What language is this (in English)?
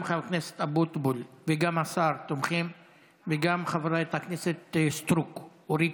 Hebrew